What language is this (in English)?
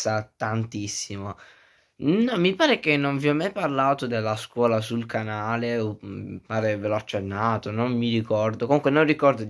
Italian